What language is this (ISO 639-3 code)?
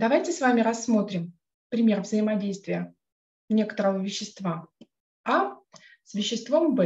rus